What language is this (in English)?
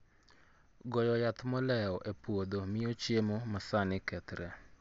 Luo (Kenya and Tanzania)